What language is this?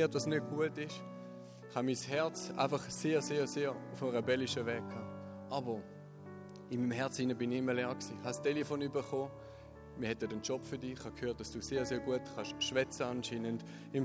German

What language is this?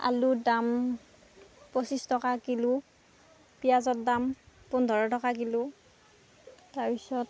Assamese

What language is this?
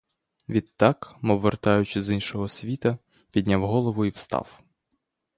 Ukrainian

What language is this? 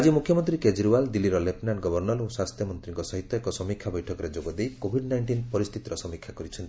Odia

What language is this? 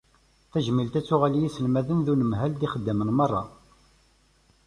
Kabyle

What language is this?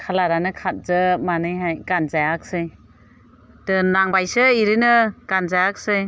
Bodo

